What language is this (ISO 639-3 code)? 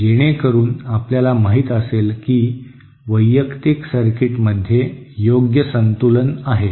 mar